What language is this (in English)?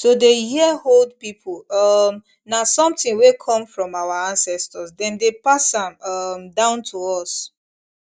Nigerian Pidgin